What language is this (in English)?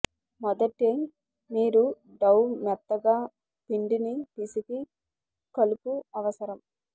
Telugu